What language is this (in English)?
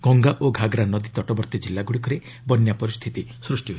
Odia